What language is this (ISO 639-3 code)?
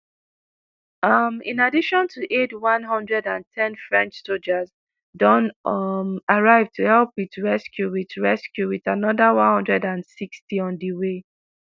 pcm